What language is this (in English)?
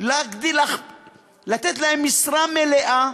Hebrew